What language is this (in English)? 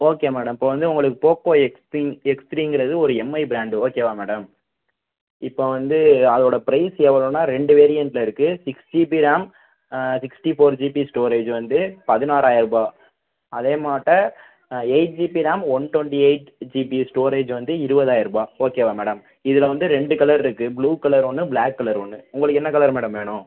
Tamil